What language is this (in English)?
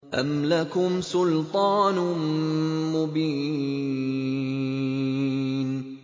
Arabic